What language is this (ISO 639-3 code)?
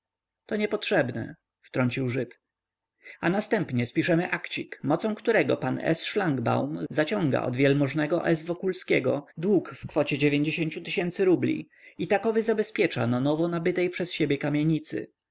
pol